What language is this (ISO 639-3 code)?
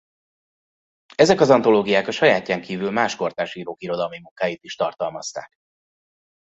hun